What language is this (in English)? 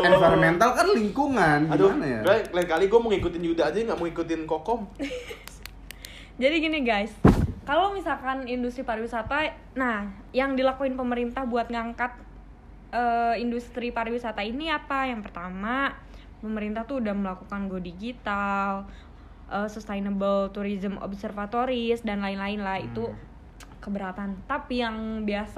Indonesian